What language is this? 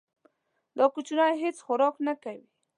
Pashto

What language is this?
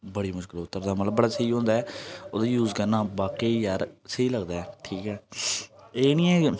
Dogri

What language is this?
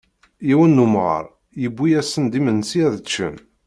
Kabyle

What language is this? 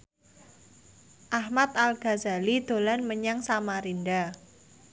Javanese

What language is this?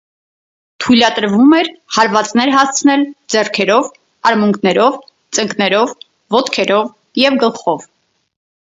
Armenian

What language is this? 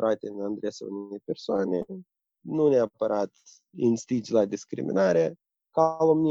Romanian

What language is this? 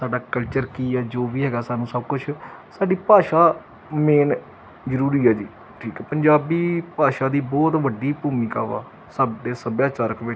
Punjabi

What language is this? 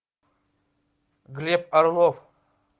Russian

